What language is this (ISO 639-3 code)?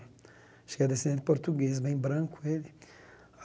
por